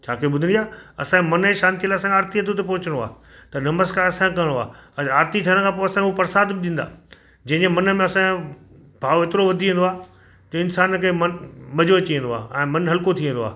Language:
Sindhi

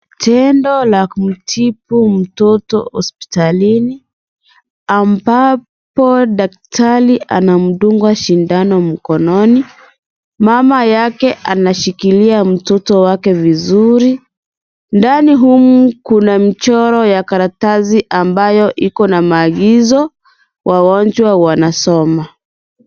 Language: Swahili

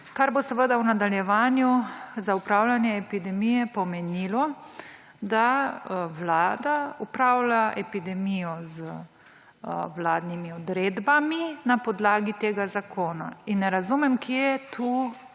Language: Slovenian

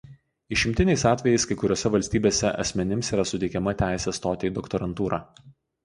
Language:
Lithuanian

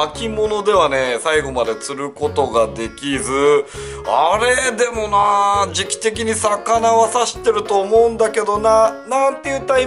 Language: Japanese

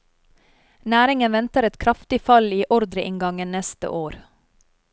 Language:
Norwegian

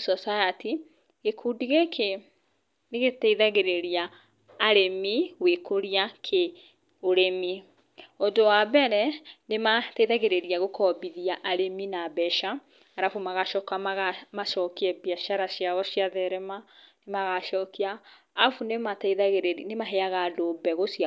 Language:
Kikuyu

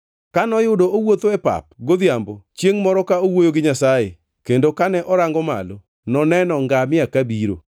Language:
Luo (Kenya and Tanzania)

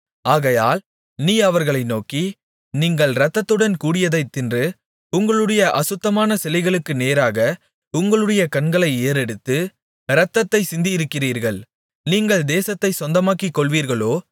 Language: Tamil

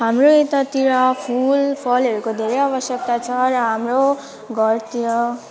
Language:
Nepali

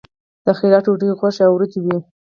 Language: Pashto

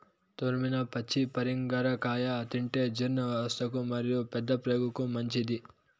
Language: Telugu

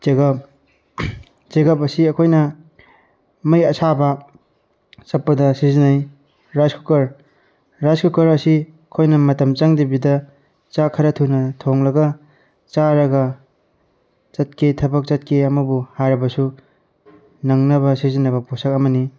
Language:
Manipuri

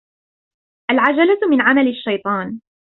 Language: Arabic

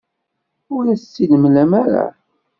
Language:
Kabyle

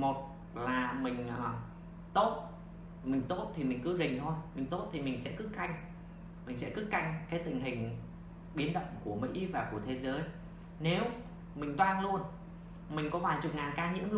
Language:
Vietnamese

